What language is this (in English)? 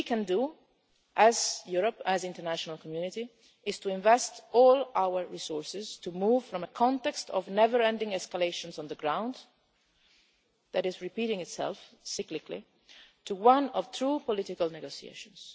English